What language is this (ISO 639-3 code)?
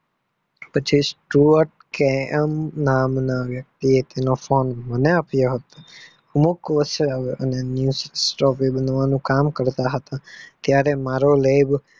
guj